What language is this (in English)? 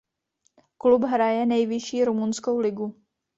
Czech